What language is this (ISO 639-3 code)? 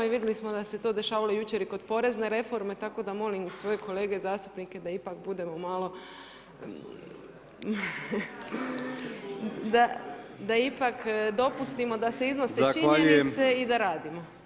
hrv